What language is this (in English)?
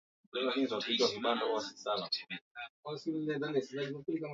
Swahili